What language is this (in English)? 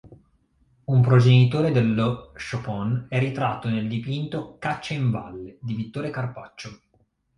Italian